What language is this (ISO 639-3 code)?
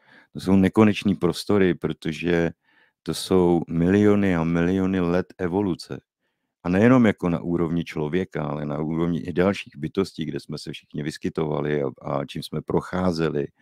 ces